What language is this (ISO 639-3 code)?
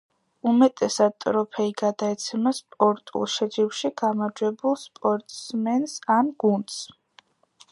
kat